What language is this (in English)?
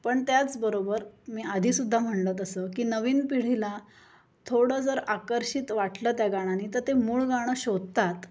Marathi